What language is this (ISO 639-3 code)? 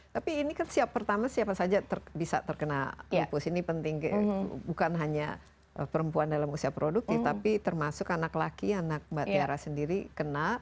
ind